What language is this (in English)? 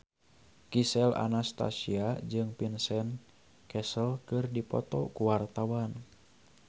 Sundanese